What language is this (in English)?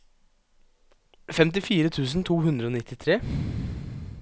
Norwegian